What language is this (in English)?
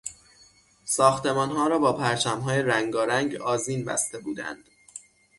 Persian